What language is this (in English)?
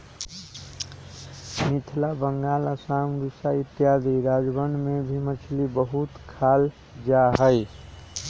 Magahi